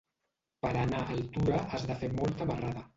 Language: Catalan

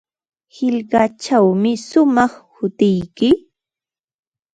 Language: Ambo-Pasco Quechua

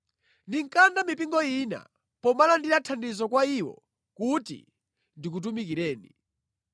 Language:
Nyanja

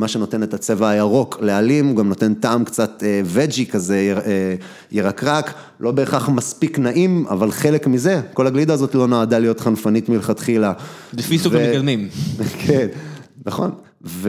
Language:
Hebrew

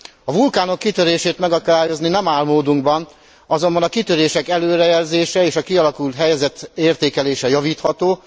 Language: Hungarian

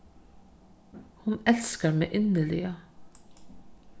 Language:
Faroese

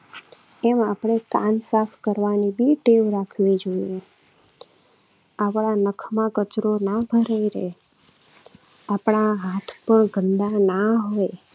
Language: Gujarati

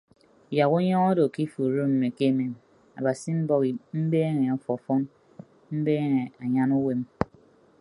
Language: Ibibio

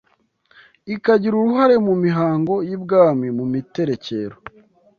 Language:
Kinyarwanda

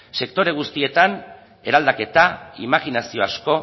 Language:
Basque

